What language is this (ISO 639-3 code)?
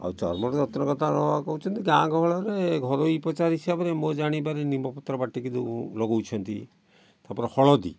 ori